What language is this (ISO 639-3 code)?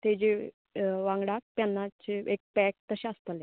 kok